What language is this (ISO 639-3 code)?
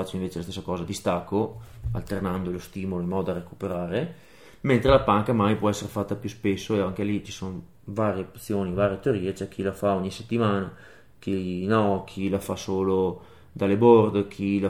ita